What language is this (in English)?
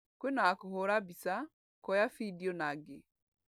Kikuyu